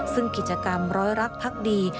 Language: Thai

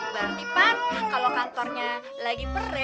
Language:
Indonesian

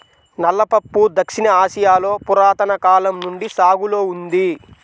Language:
Telugu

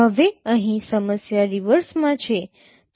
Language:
Gujarati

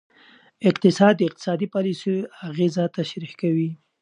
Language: Pashto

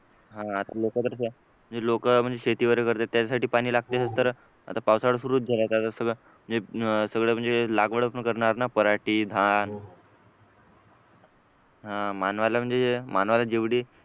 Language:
Marathi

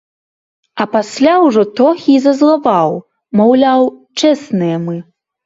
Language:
Belarusian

